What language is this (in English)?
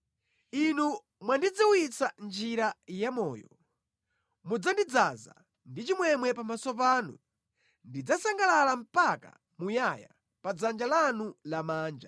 Nyanja